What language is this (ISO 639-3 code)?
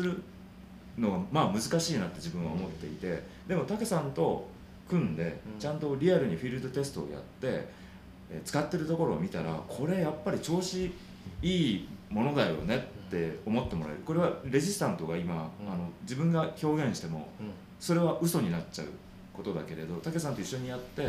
jpn